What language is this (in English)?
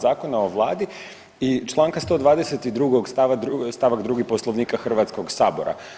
Croatian